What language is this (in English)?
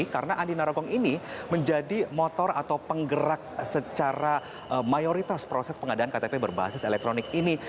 Indonesian